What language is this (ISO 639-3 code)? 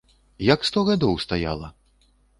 bel